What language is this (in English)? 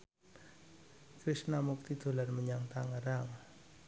Javanese